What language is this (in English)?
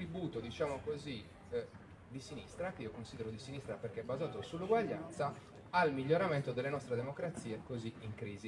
Italian